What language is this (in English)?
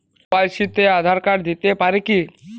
Bangla